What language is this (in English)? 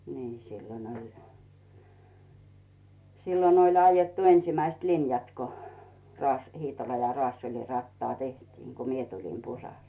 Finnish